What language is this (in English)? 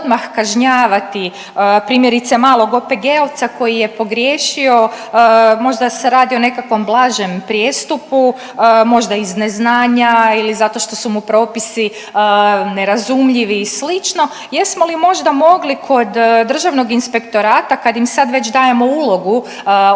Croatian